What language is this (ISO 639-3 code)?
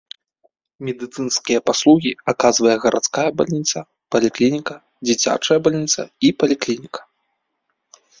bel